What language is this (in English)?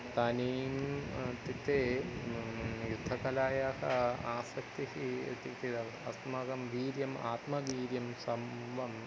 Sanskrit